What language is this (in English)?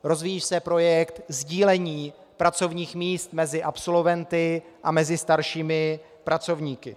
Czech